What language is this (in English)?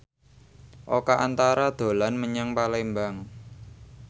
Javanese